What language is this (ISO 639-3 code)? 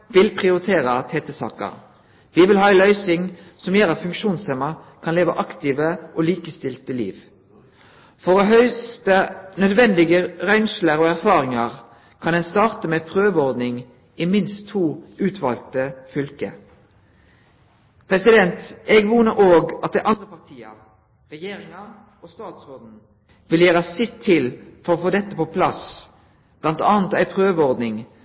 nno